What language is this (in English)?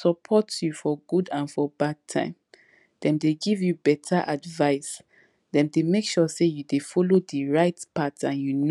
Nigerian Pidgin